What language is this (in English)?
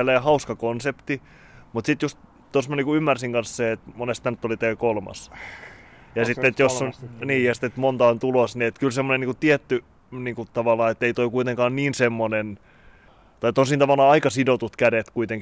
Finnish